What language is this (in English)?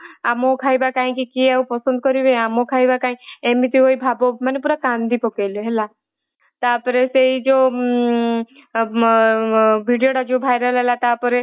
Odia